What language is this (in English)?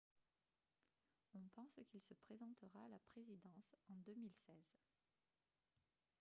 French